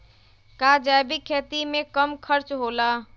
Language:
Magahi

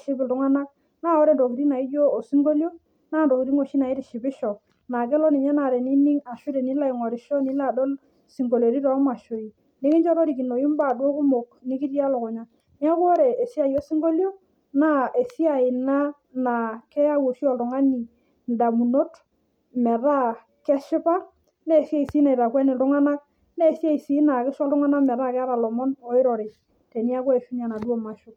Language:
Masai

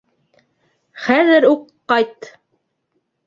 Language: Bashkir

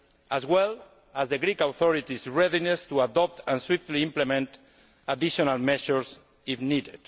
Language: English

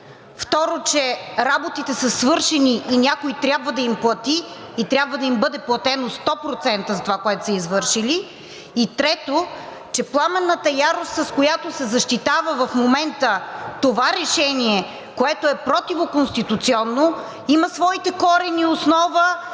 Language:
Bulgarian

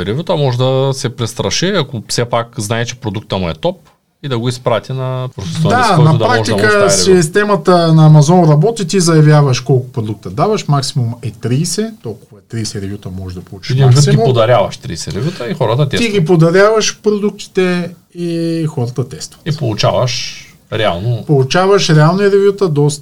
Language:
Bulgarian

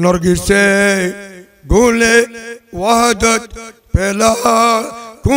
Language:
Turkish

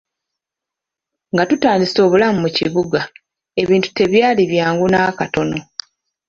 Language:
Ganda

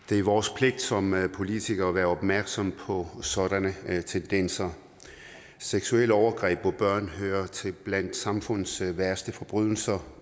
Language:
Danish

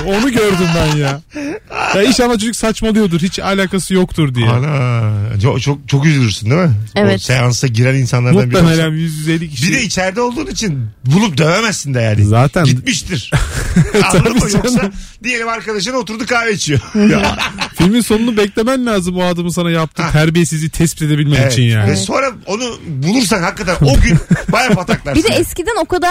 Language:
Turkish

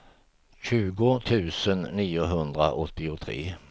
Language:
Swedish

